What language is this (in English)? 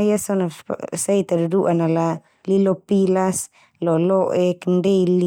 Termanu